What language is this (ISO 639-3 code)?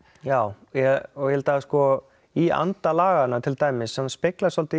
isl